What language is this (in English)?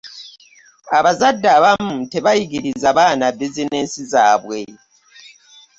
Ganda